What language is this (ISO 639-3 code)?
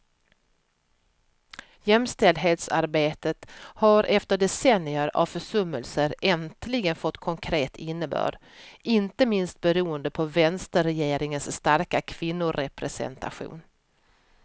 swe